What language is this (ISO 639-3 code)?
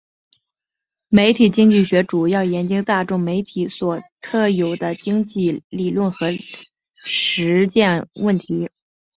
zho